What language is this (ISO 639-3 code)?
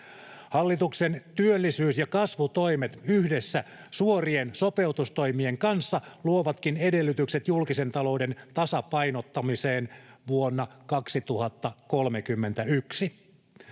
fin